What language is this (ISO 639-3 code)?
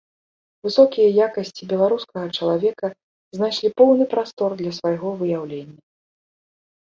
bel